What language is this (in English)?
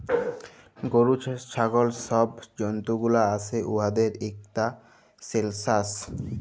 Bangla